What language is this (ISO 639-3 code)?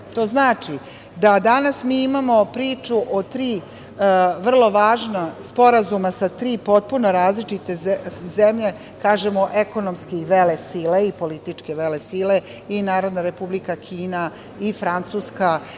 srp